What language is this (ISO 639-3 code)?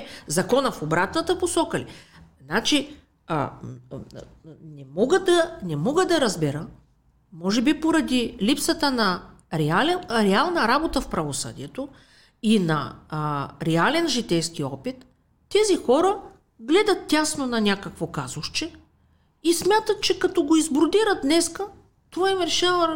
bul